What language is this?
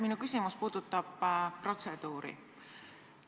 Estonian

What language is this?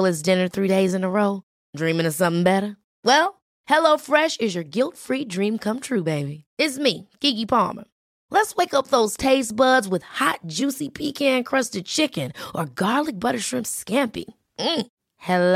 Indonesian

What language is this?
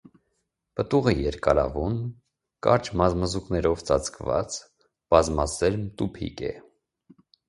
Armenian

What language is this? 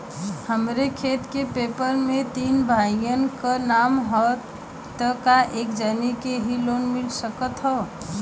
Bhojpuri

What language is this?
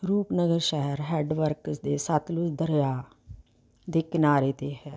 Punjabi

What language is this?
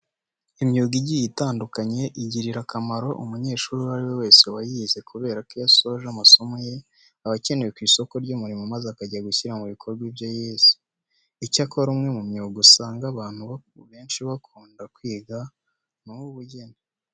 Kinyarwanda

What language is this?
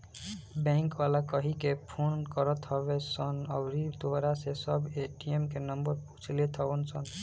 Bhojpuri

